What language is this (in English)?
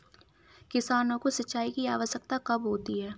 Hindi